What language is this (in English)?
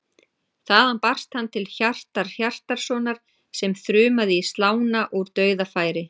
Icelandic